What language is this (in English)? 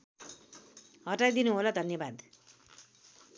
Nepali